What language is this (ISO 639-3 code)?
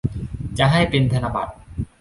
tha